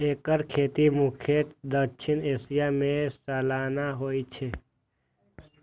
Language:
Maithili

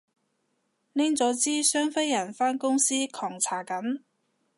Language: Cantonese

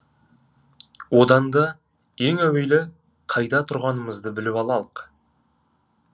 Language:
Kazakh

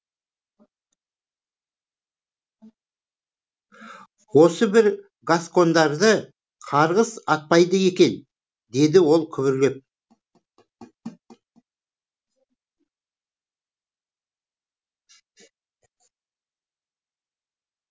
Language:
Kazakh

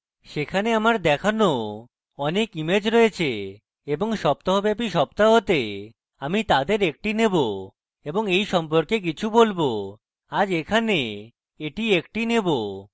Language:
Bangla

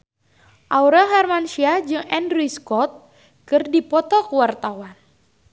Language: Sundanese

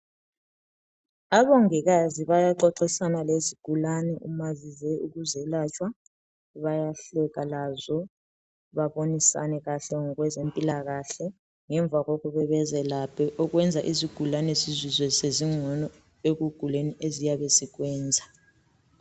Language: North Ndebele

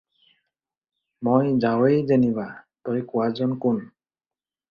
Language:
Assamese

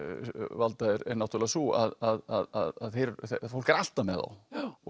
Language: Icelandic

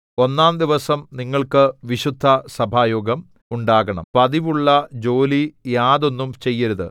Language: Malayalam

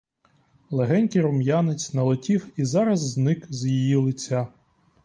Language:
Ukrainian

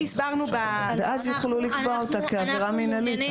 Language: Hebrew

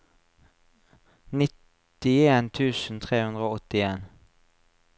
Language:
Norwegian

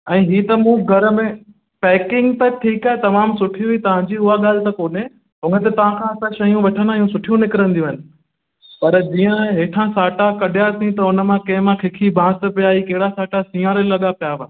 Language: Sindhi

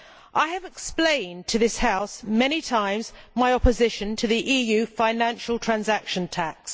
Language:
English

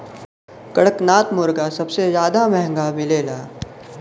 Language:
Bhojpuri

